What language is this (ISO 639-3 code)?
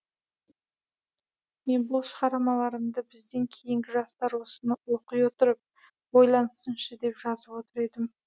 kaz